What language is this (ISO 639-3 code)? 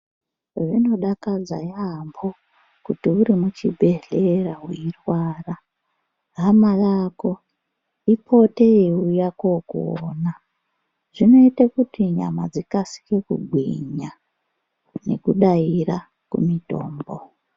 ndc